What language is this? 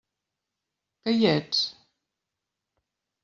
Catalan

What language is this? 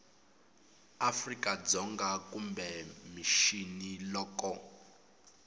Tsonga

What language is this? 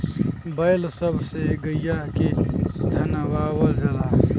Bhojpuri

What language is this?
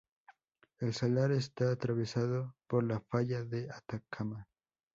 Spanish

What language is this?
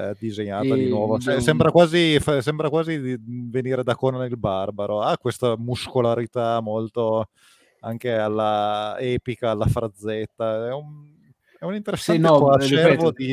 Italian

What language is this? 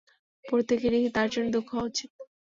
Bangla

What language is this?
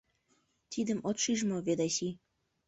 Mari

